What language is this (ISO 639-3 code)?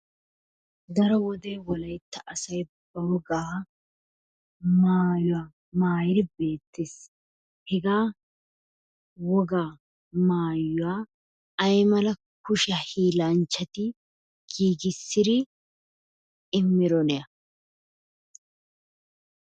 wal